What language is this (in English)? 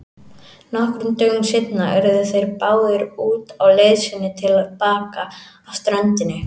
Icelandic